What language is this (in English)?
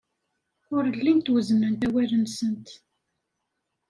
Kabyle